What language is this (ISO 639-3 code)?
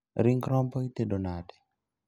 luo